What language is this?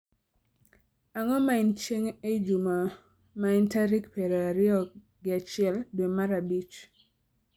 Luo (Kenya and Tanzania)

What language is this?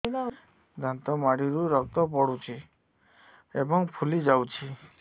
Odia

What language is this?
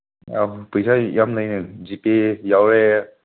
Manipuri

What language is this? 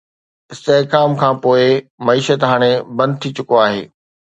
Sindhi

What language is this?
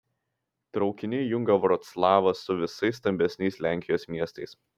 Lithuanian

